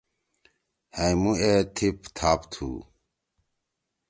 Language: Torwali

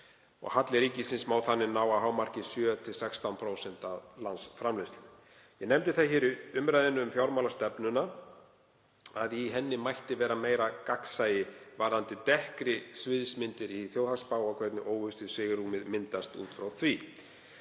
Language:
Icelandic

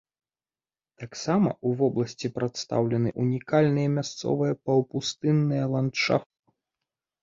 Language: Belarusian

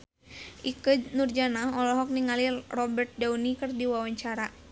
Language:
Sundanese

